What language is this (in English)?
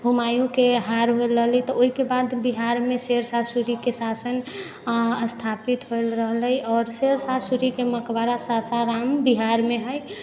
Maithili